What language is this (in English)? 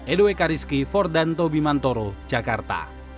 Indonesian